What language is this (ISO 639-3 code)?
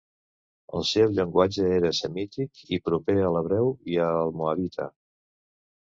cat